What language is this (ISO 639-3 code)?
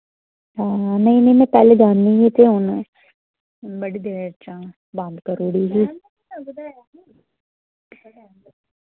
doi